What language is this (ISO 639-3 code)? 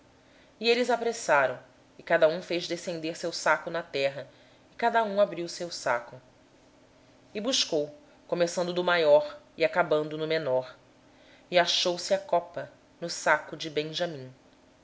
por